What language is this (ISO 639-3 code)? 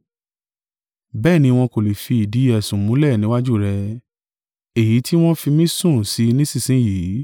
yor